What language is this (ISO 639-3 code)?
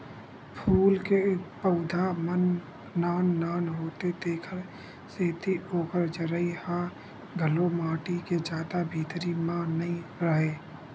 hne